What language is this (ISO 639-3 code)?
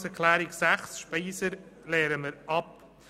gsw